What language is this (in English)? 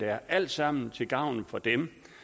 Danish